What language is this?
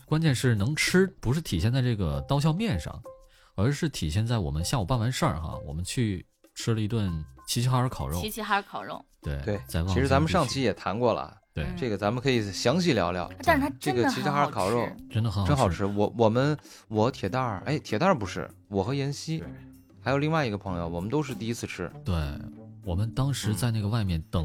Chinese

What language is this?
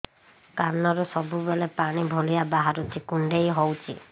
Odia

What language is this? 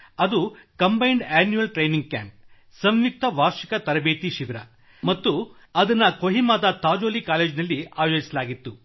Kannada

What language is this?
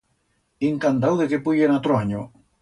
Aragonese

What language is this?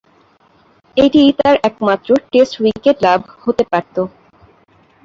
Bangla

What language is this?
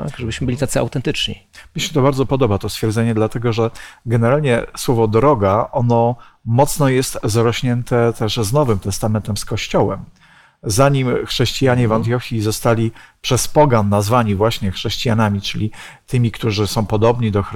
Polish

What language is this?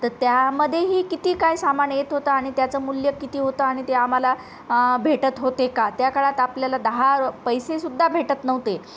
Marathi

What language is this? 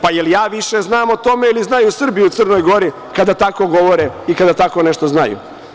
Serbian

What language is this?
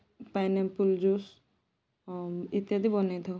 Odia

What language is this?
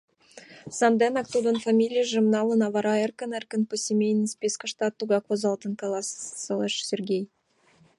Mari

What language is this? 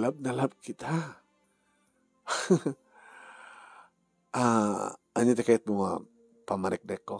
Filipino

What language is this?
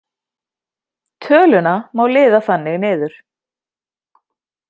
Icelandic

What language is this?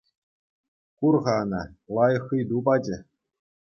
Chuvash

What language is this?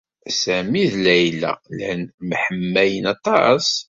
Kabyle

